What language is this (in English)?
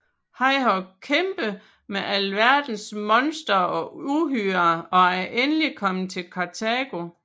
Danish